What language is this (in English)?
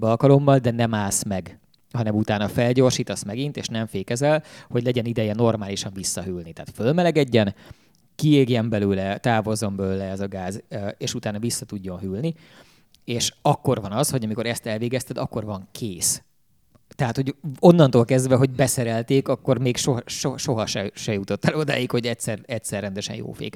Hungarian